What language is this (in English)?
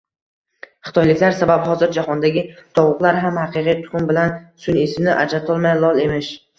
Uzbek